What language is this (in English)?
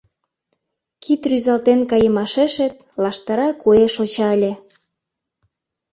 Mari